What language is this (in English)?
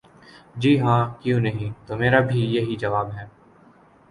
Urdu